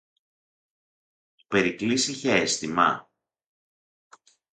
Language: Greek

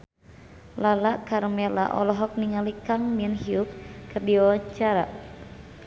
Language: Sundanese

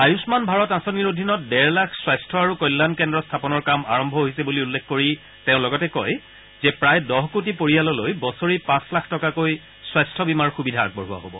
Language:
Assamese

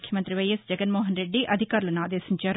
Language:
Telugu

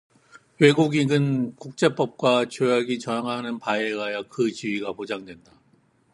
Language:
Korean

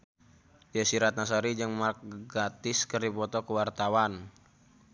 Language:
Sundanese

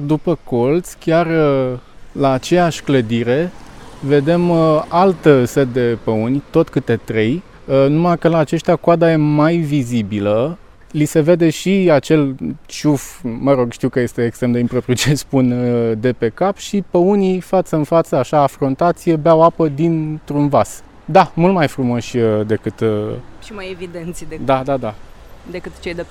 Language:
Romanian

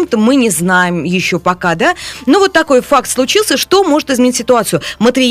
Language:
Russian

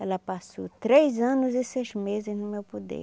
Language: Portuguese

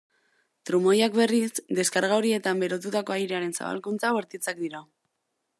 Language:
Basque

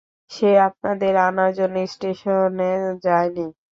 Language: Bangla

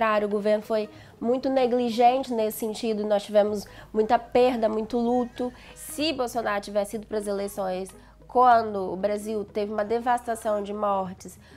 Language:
Portuguese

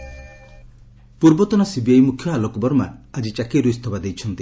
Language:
Odia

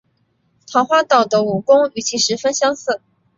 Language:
Chinese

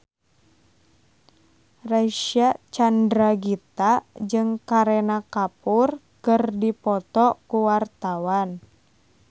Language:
Sundanese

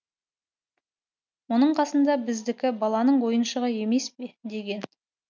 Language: Kazakh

